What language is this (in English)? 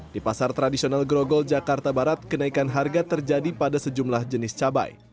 Indonesian